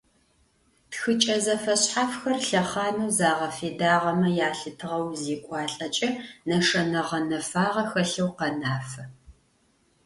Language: Adyghe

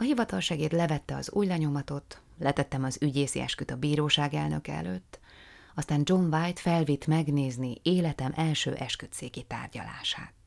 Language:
Hungarian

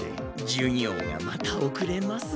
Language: Japanese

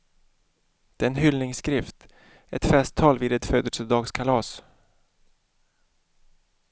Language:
Swedish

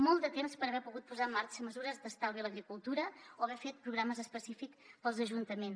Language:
Catalan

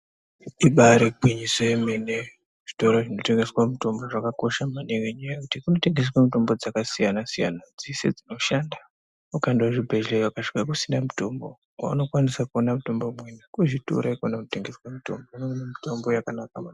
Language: Ndau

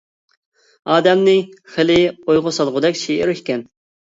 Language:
Uyghur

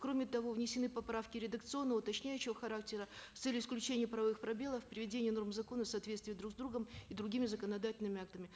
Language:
Kazakh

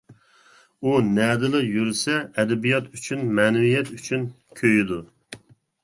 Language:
Uyghur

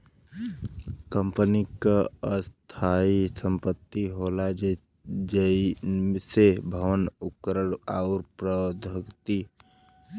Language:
Bhojpuri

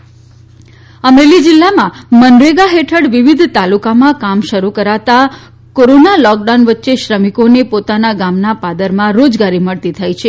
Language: Gujarati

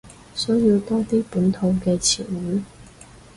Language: Cantonese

